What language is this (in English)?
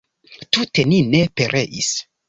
Esperanto